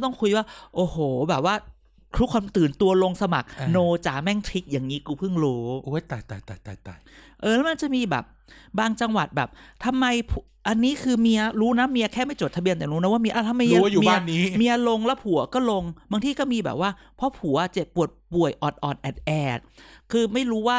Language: Thai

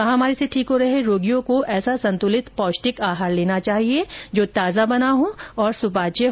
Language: Hindi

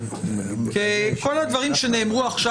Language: Hebrew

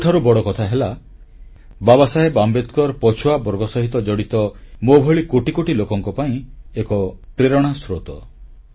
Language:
Odia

